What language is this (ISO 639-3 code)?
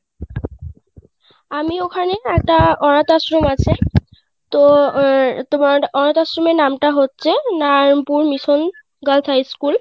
ben